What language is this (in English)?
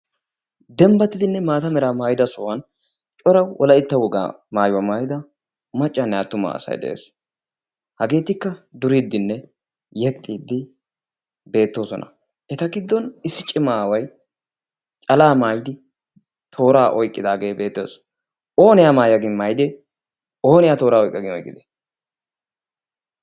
Wolaytta